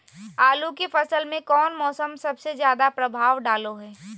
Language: Magahi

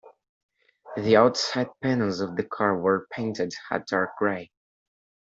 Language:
English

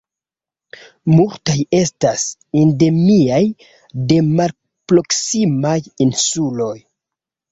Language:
Esperanto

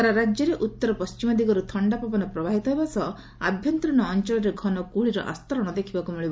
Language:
Odia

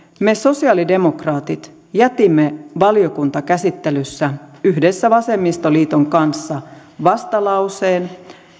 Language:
Finnish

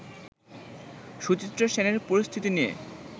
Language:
Bangla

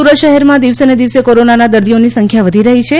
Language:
Gujarati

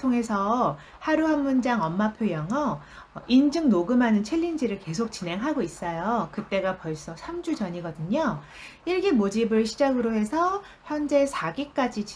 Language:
Korean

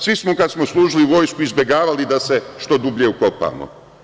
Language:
Serbian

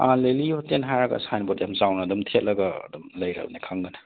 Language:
Manipuri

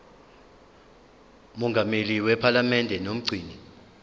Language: Zulu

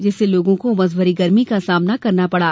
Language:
Hindi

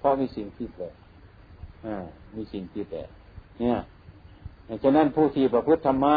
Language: Thai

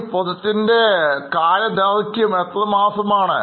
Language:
Malayalam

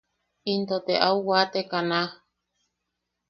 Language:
Yaqui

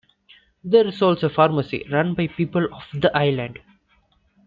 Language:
English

